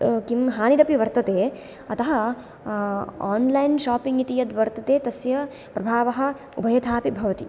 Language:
Sanskrit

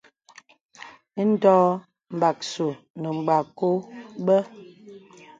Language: Bebele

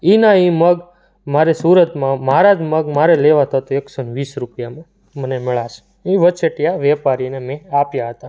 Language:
Gujarati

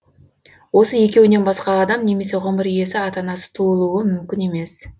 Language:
Kazakh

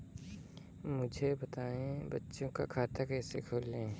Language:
Hindi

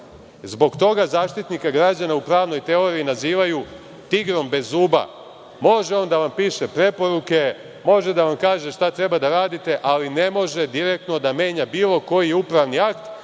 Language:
Serbian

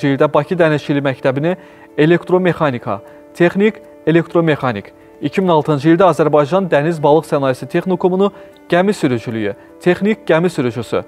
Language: Turkish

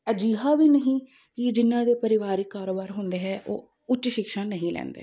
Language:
Punjabi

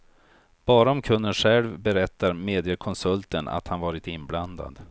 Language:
Swedish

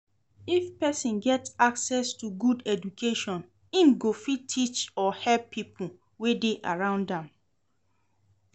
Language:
Nigerian Pidgin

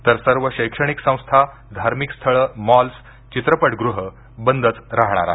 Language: Marathi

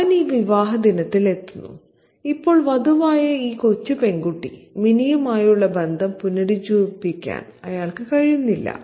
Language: Malayalam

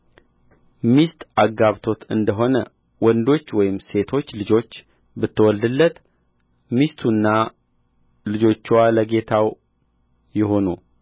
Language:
Amharic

